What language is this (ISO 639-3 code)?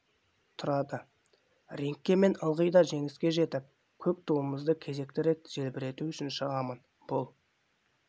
kaz